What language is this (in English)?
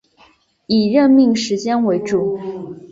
Chinese